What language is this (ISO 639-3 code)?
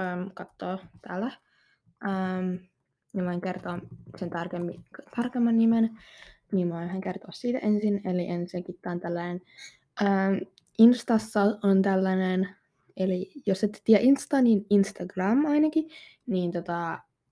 fin